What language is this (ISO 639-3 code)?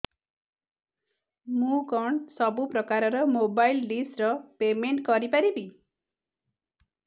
ori